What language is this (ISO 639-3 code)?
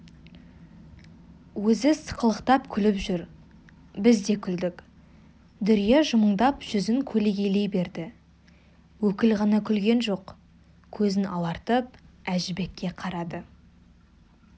kaz